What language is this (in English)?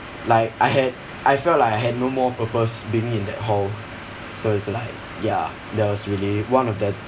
English